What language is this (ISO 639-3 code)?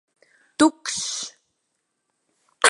lav